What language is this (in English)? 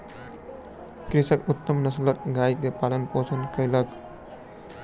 Maithili